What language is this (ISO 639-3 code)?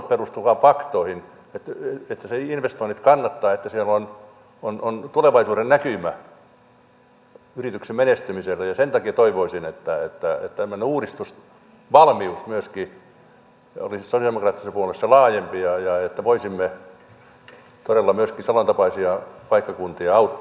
fin